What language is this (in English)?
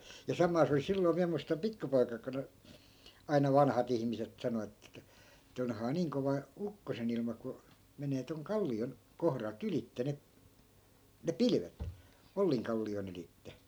Finnish